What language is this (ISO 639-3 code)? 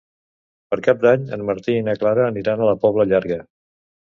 cat